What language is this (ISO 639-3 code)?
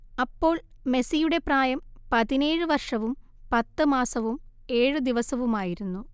mal